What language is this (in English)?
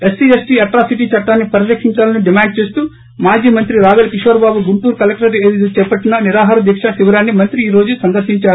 Telugu